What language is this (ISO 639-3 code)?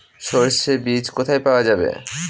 ben